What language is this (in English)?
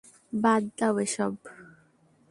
Bangla